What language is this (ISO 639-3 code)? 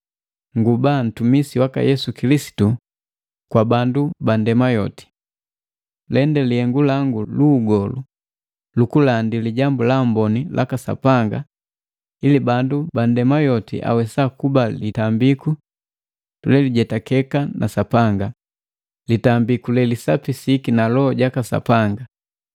mgv